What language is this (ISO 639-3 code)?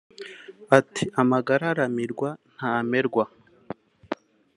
kin